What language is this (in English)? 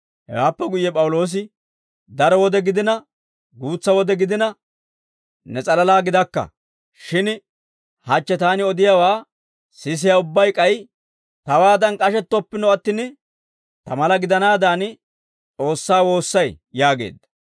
Dawro